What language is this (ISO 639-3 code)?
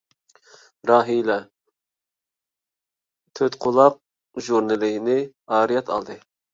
uig